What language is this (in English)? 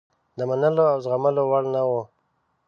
Pashto